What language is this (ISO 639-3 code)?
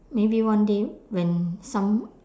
eng